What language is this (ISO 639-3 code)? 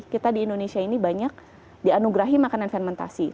ind